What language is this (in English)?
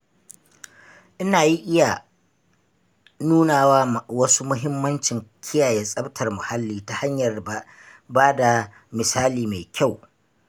Hausa